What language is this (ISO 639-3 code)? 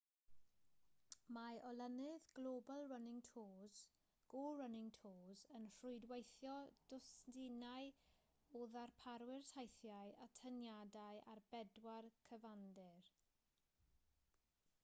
cym